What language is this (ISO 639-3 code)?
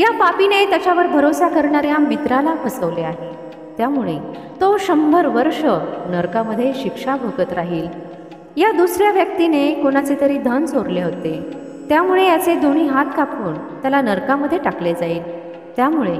mar